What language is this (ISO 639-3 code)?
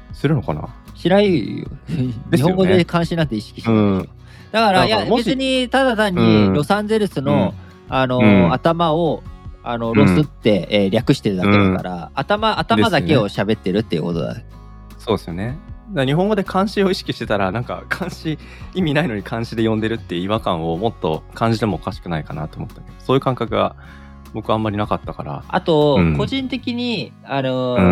jpn